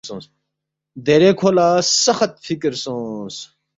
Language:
Balti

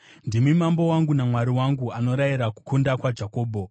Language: Shona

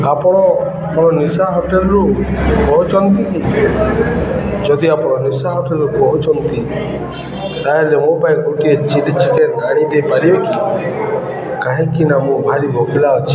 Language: Odia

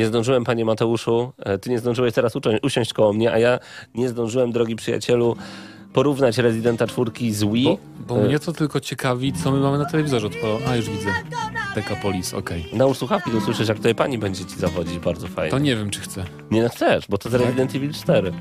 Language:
Polish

